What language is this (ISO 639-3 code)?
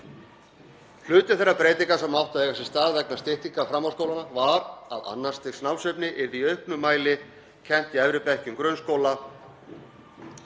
isl